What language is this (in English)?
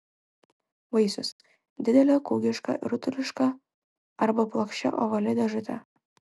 Lithuanian